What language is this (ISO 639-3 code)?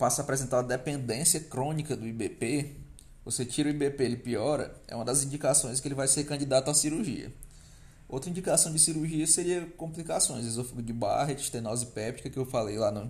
por